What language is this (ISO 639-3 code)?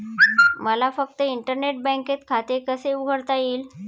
mar